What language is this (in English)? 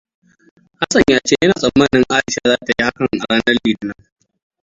Hausa